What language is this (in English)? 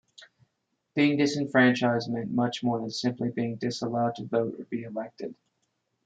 English